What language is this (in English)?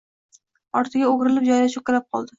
Uzbek